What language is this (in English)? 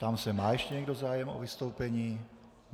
Czech